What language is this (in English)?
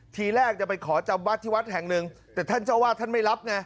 Thai